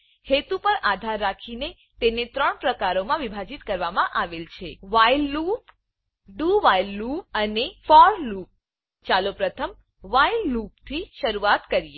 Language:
Gujarati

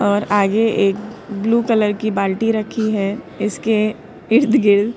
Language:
Hindi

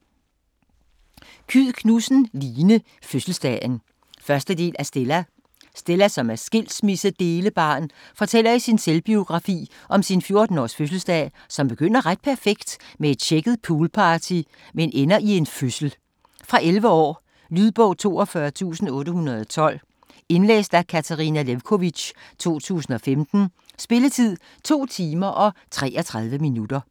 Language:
Danish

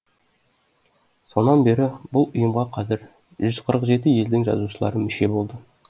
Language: Kazakh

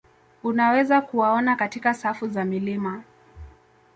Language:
Swahili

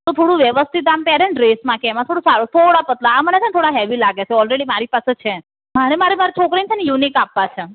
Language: Gujarati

